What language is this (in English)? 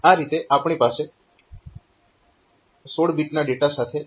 Gujarati